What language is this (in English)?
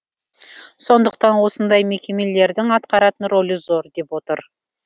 Kazakh